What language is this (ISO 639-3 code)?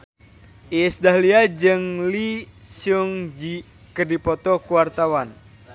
sun